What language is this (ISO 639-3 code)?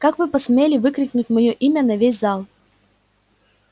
rus